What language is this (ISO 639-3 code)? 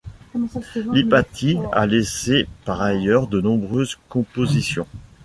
fra